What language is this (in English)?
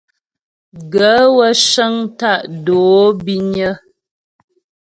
Ghomala